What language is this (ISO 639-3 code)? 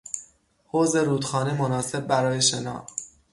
fas